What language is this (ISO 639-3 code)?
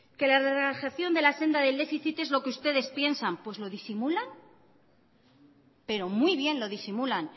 spa